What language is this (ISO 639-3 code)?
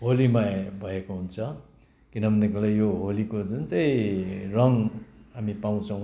nep